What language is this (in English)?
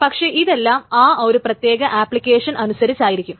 Malayalam